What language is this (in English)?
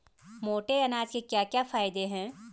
Hindi